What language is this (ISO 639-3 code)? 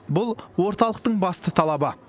kaz